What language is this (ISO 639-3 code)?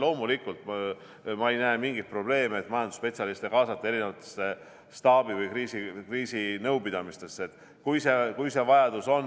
est